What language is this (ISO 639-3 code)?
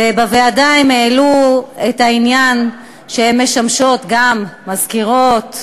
heb